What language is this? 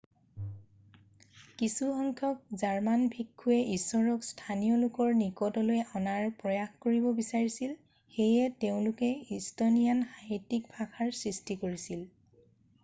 Assamese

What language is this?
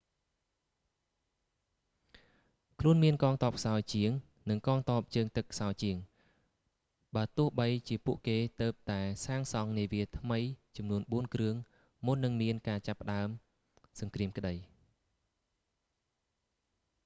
Khmer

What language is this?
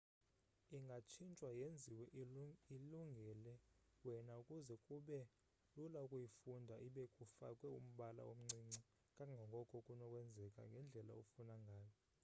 Xhosa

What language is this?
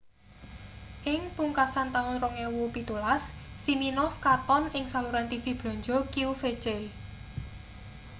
Javanese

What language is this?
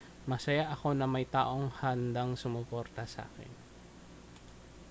Filipino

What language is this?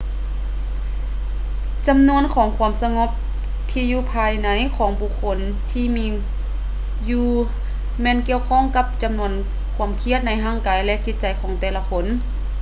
Lao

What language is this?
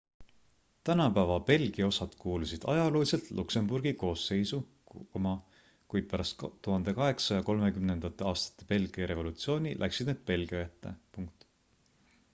Estonian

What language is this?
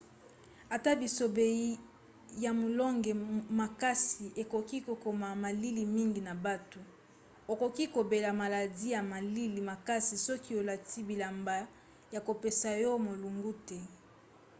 Lingala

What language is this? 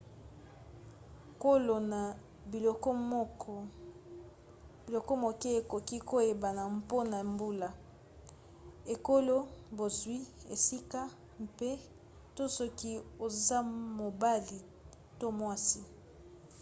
Lingala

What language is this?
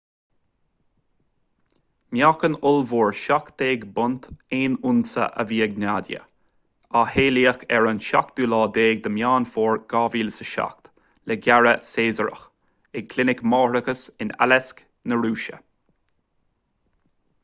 Irish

